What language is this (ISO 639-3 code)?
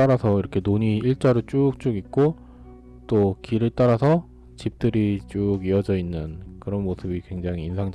kor